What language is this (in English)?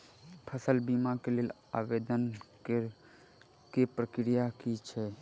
Maithili